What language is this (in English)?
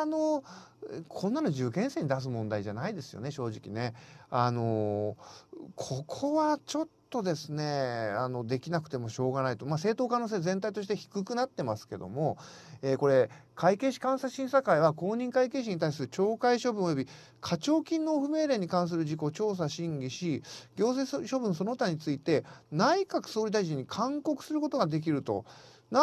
Japanese